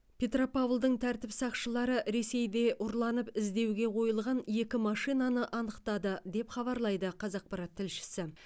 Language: Kazakh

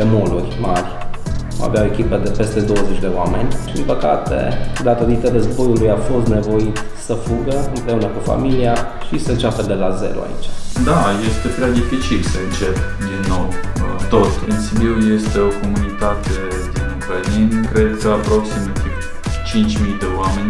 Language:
Romanian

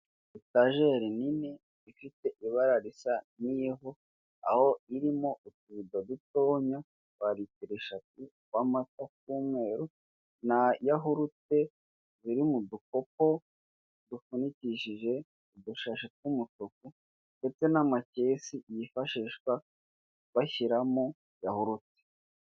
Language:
Kinyarwanda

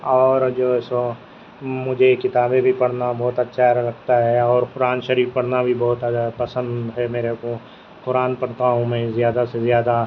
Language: Urdu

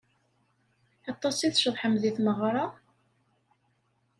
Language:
Kabyle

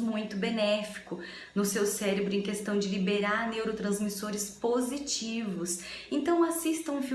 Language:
Portuguese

